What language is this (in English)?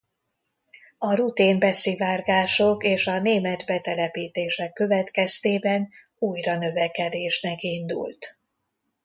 Hungarian